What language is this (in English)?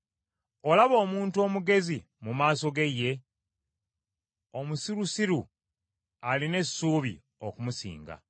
Ganda